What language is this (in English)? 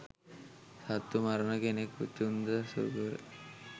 Sinhala